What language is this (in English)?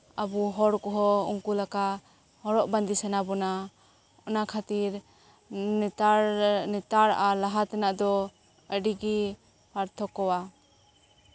Santali